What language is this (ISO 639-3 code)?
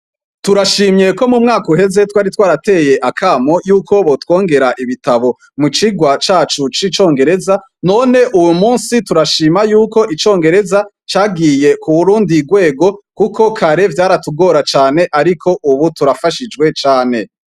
run